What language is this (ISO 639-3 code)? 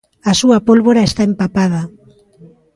glg